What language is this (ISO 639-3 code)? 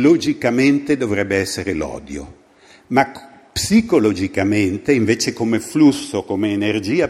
ita